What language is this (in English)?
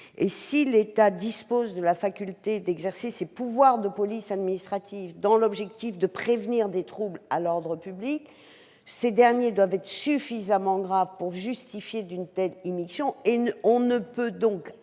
French